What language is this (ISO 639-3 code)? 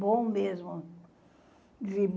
por